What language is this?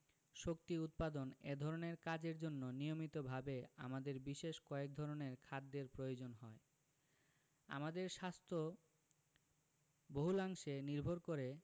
Bangla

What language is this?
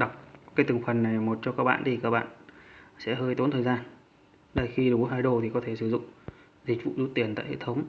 Vietnamese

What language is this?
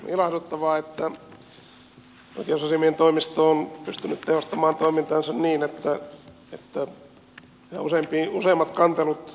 Finnish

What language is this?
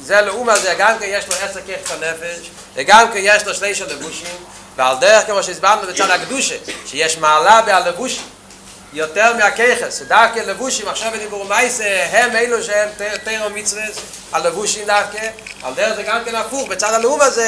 Hebrew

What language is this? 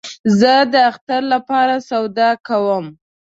Pashto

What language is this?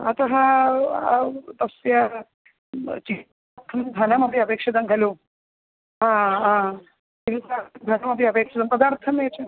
Sanskrit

